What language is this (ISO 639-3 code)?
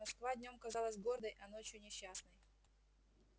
rus